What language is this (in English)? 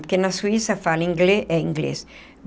Portuguese